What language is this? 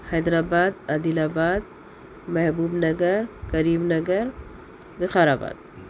Urdu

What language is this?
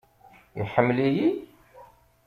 Kabyle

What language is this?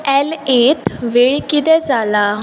Konkani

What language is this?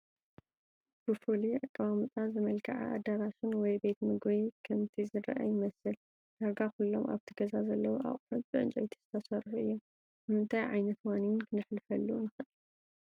Tigrinya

